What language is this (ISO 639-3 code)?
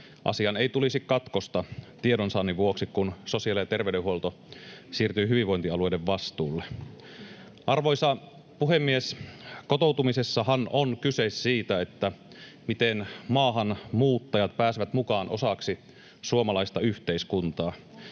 fin